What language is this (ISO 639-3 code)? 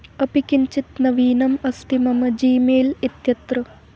san